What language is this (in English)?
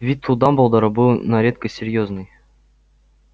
Russian